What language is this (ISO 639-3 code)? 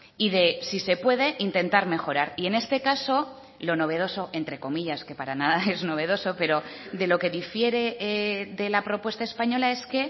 spa